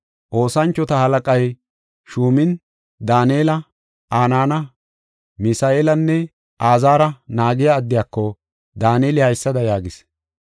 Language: Gofa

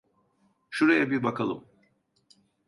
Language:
Turkish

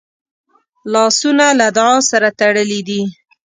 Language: Pashto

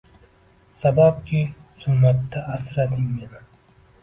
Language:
Uzbek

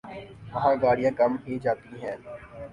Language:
Urdu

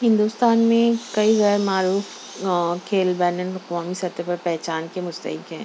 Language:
Urdu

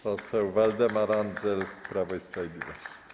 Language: Polish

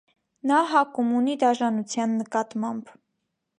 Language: Armenian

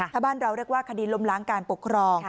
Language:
Thai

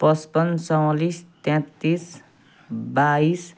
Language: Nepali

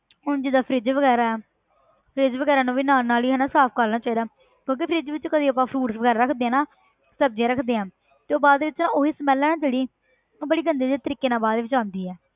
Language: Punjabi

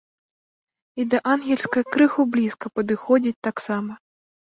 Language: Belarusian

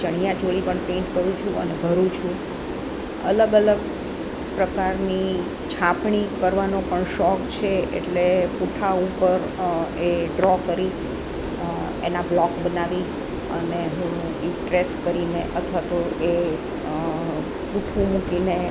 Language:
Gujarati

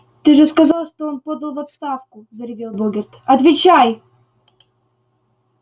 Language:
Russian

